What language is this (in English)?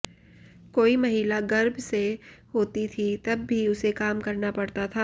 Hindi